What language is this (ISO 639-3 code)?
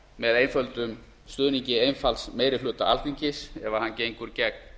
isl